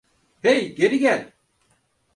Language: Turkish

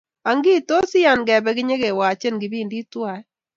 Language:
Kalenjin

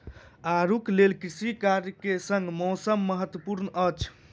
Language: Maithili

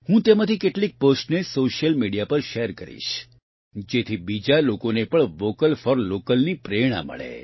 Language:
Gujarati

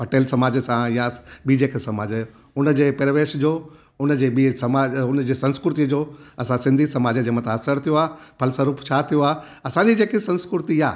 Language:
Sindhi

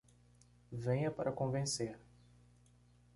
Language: Portuguese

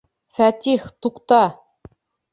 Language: Bashkir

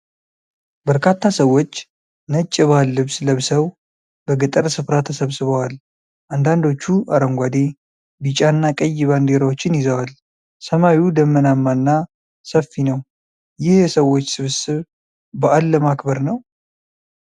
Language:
Amharic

